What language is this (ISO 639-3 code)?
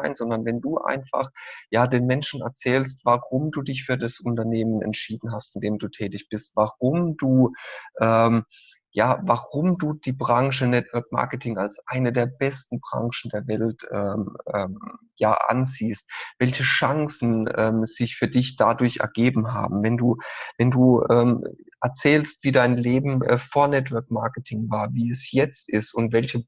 deu